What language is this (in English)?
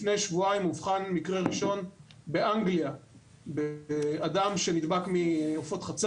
Hebrew